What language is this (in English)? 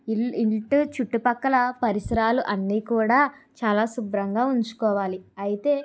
Telugu